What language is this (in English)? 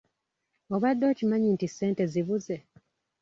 Ganda